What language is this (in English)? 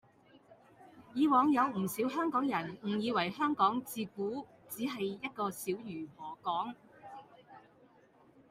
Cantonese